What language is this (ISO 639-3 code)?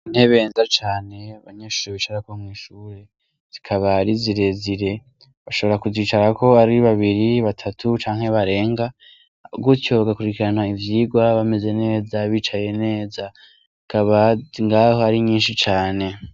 run